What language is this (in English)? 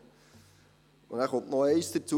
Swiss German